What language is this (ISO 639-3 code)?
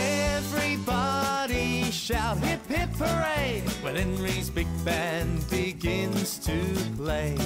eng